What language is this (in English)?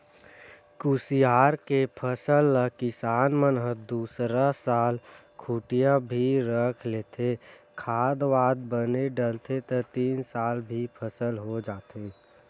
Chhattisgarhi